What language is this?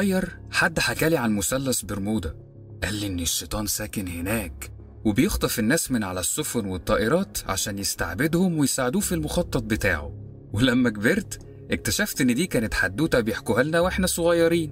Arabic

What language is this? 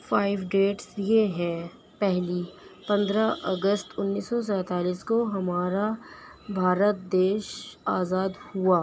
Urdu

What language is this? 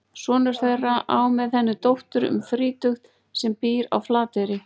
Icelandic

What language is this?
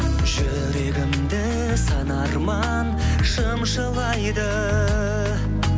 Kazakh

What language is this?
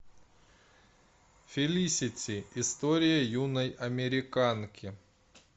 Russian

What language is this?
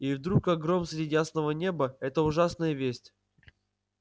Russian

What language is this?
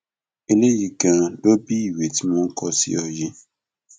Yoruba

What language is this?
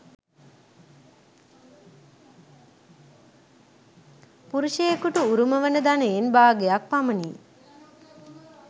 Sinhala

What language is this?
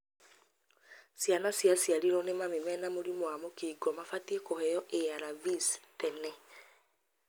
Kikuyu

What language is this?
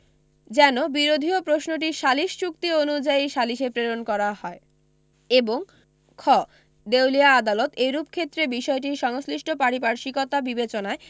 Bangla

